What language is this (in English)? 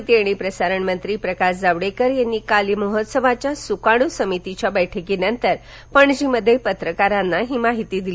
Marathi